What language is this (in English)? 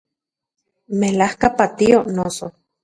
Central Puebla Nahuatl